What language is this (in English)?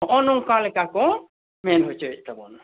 Santali